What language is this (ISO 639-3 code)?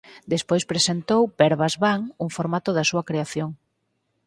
glg